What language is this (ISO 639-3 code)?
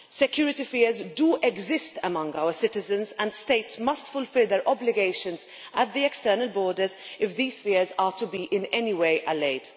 eng